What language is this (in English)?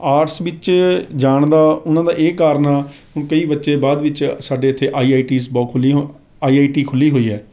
Punjabi